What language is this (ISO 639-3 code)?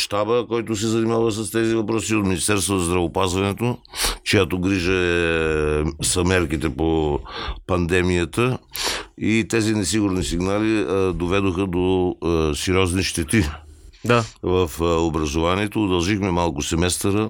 bul